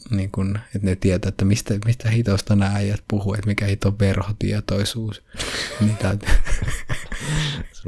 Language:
Finnish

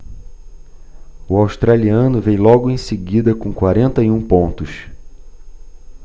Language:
Portuguese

